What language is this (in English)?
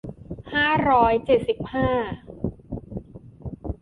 Thai